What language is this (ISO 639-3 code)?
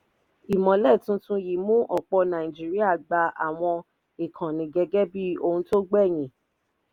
yor